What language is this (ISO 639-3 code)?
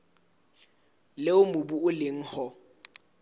sot